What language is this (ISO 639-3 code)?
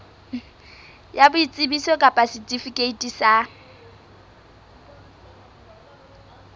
sot